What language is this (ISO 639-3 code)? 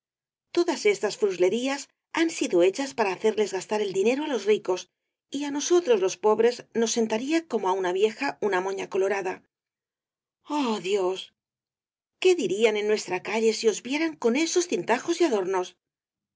spa